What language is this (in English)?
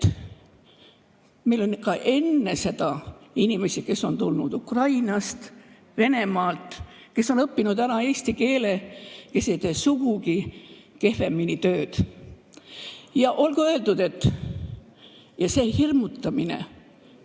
Estonian